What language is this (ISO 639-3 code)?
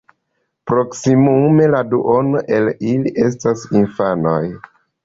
epo